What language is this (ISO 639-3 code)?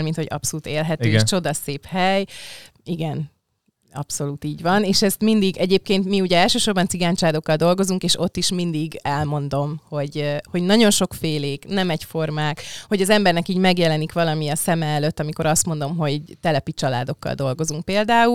hun